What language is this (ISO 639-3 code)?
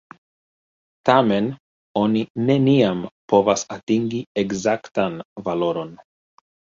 epo